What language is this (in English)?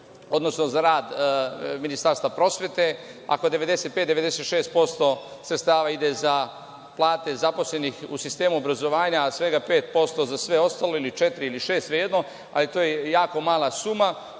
Serbian